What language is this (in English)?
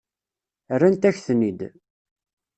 Kabyle